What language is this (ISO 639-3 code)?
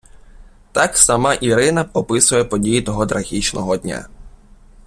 ukr